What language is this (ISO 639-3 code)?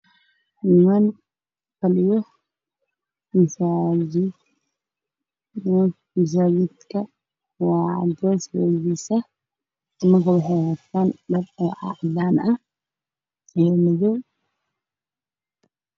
som